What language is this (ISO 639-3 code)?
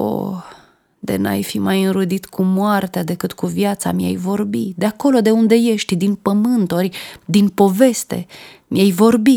ron